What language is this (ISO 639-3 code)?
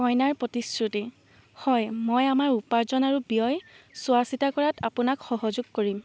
asm